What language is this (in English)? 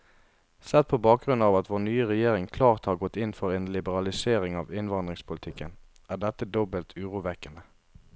Norwegian